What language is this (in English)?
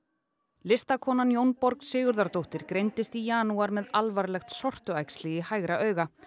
Icelandic